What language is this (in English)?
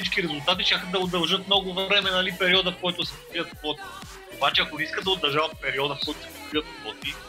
Bulgarian